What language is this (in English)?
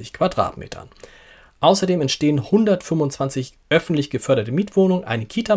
German